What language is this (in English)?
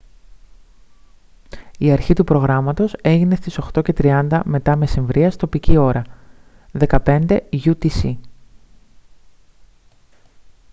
Greek